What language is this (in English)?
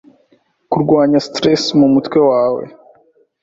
Kinyarwanda